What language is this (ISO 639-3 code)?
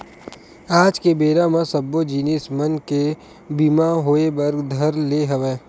hne